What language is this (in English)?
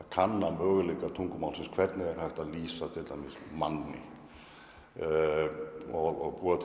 Icelandic